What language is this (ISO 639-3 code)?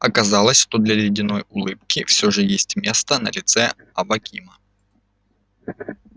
rus